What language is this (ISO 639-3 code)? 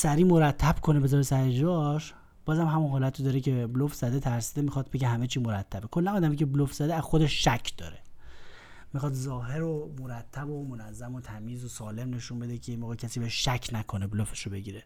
fas